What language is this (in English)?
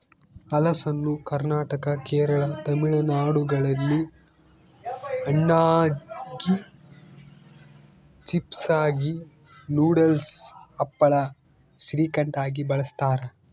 Kannada